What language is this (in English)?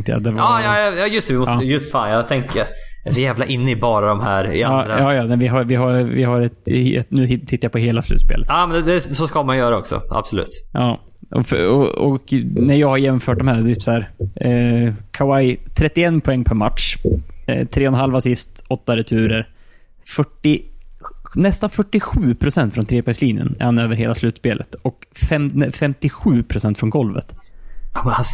Swedish